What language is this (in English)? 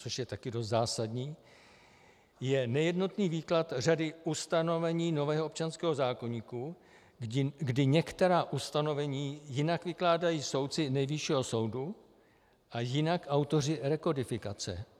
Czech